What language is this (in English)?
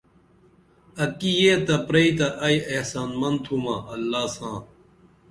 Dameli